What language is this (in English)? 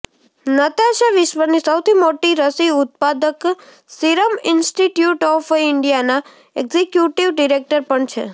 Gujarati